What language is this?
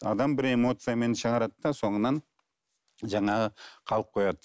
Kazakh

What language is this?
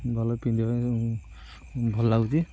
Odia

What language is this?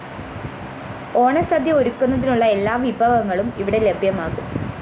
Malayalam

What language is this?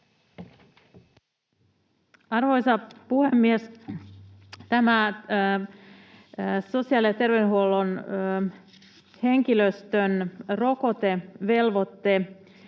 Finnish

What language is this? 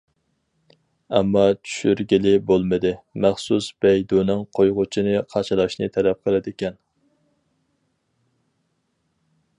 Uyghur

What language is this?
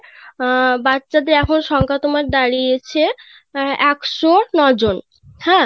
Bangla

